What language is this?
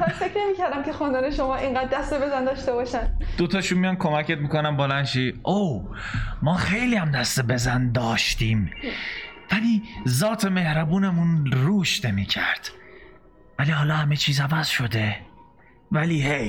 Persian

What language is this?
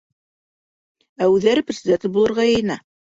Bashkir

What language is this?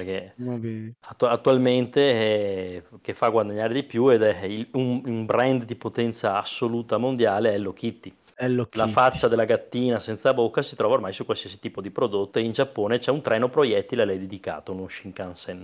Italian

